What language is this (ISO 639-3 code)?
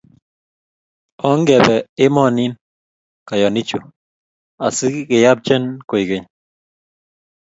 kln